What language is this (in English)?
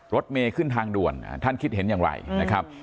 Thai